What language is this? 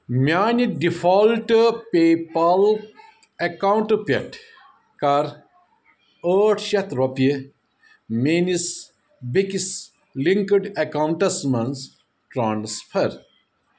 Kashmiri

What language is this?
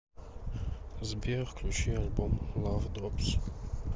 Russian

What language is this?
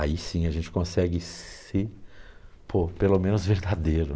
Portuguese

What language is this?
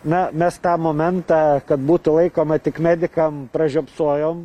Lithuanian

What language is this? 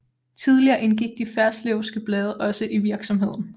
Danish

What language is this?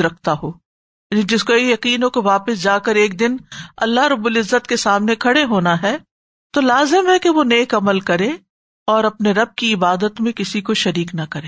Urdu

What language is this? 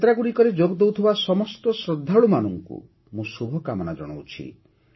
Odia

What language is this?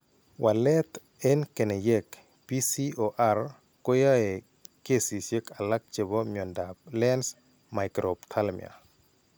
Kalenjin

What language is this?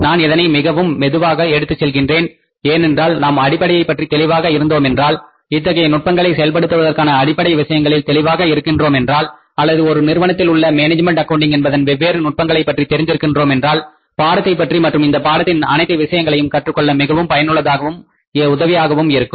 Tamil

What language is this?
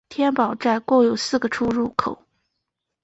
Chinese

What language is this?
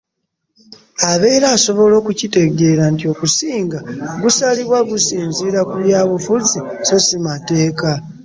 Ganda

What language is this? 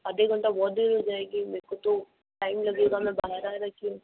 Hindi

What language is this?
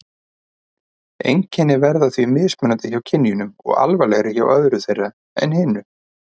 Icelandic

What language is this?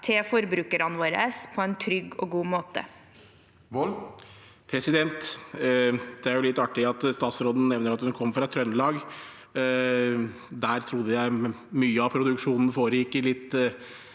Norwegian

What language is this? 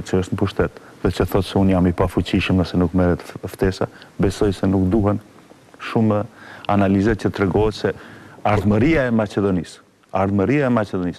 Romanian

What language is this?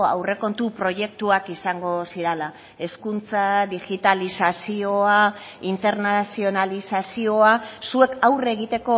Basque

